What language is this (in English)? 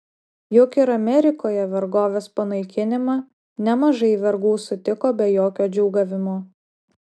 Lithuanian